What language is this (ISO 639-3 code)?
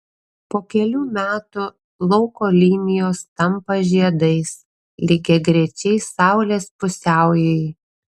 lit